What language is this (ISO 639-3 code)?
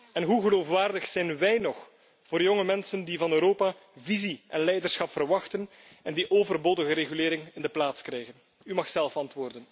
nld